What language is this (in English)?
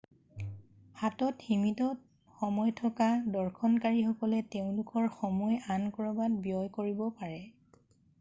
Assamese